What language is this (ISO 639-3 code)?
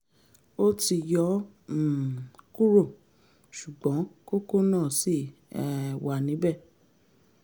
yor